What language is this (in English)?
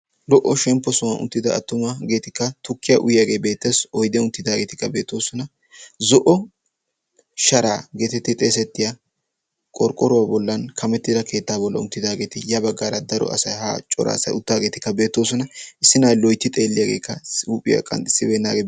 Wolaytta